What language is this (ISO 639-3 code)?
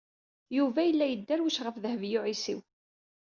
kab